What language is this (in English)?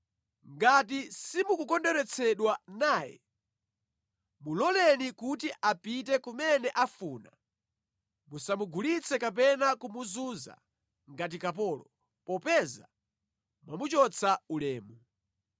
Nyanja